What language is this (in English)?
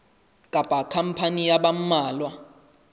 Southern Sotho